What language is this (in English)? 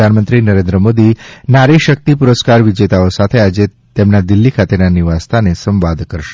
Gujarati